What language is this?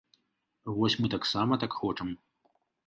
Belarusian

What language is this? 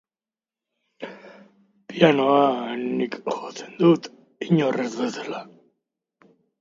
Basque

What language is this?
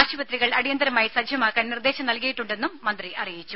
Malayalam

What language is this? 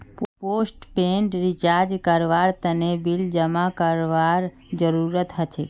Magahi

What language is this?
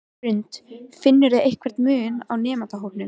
Icelandic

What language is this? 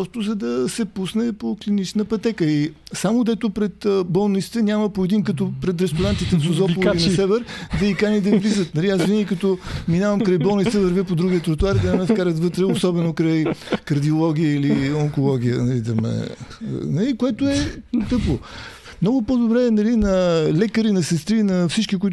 Bulgarian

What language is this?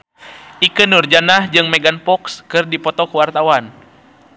Sundanese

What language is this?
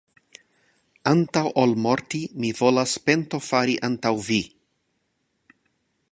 Esperanto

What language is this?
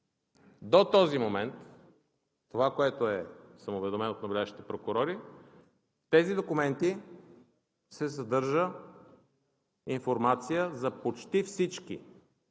Bulgarian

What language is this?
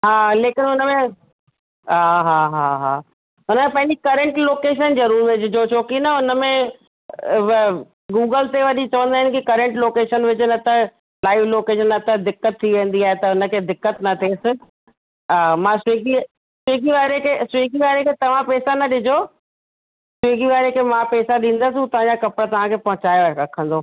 Sindhi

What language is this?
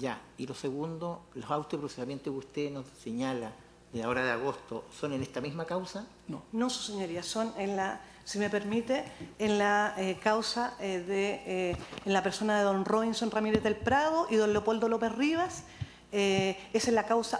Spanish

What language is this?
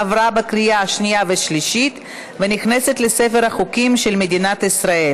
Hebrew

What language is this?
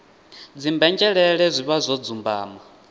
Venda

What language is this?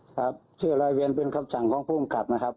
Thai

